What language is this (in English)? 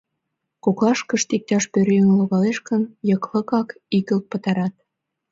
Mari